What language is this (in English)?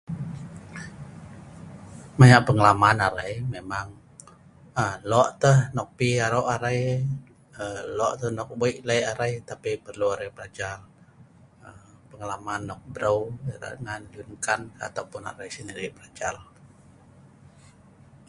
Sa'ban